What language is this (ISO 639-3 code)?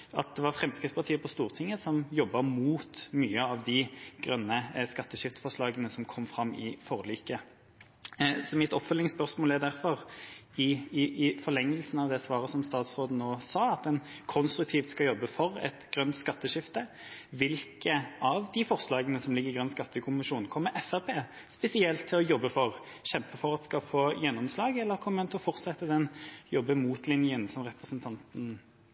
nob